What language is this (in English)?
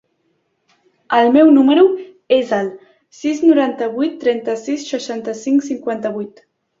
Catalan